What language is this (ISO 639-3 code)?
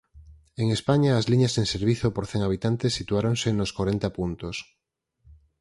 glg